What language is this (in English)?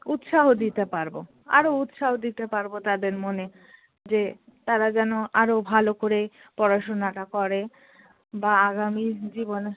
Bangla